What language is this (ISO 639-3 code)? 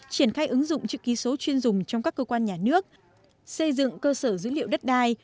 vie